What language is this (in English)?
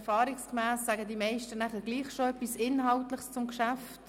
Swiss German